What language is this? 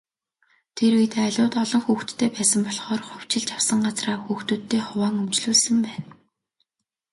Mongolian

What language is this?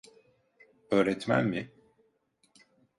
Turkish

